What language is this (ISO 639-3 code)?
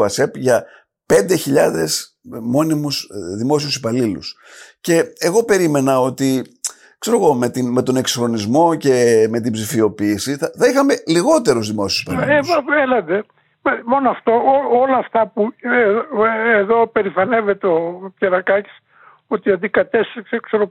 ell